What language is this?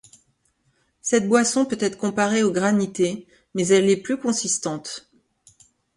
French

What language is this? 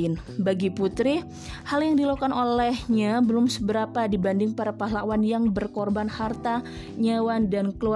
Indonesian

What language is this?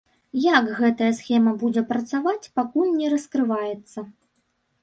Belarusian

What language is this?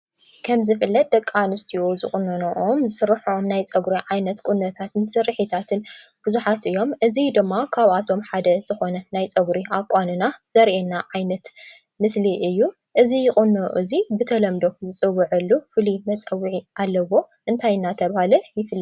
Tigrinya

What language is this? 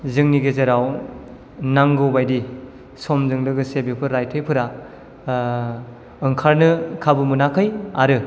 Bodo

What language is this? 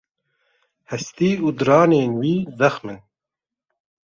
Kurdish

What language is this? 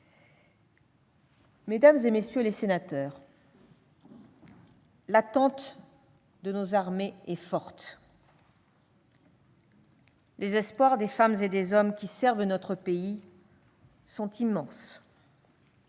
French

